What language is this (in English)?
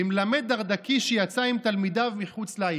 Hebrew